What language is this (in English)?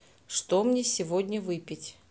Russian